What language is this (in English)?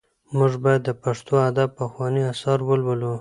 Pashto